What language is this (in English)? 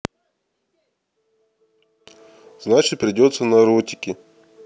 Russian